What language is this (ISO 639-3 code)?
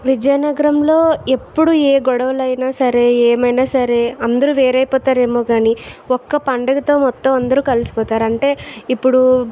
tel